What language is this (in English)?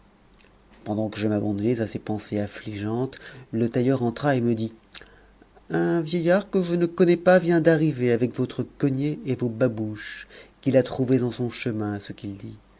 French